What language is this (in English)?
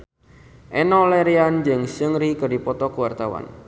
Sundanese